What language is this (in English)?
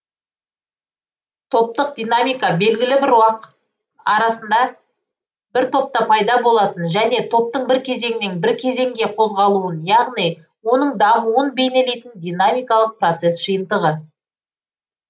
Kazakh